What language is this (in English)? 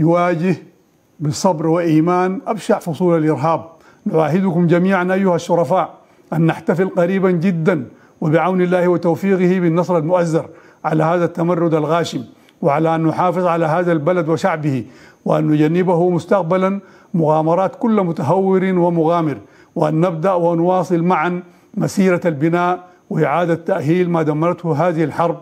Arabic